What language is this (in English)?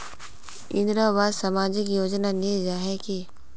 Magahi